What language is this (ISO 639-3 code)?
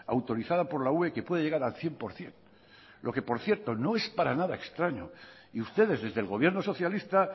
spa